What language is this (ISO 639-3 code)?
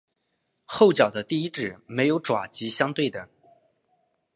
zho